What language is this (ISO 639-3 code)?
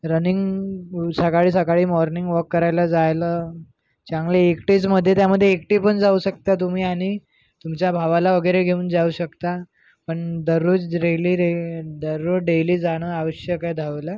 mar